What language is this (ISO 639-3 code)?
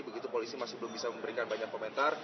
ind